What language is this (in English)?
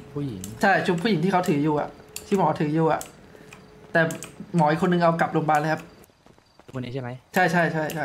Thai